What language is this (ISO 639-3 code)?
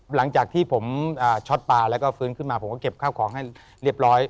tha